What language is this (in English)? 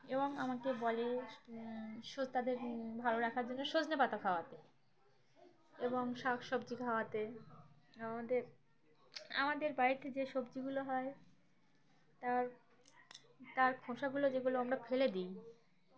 Bangla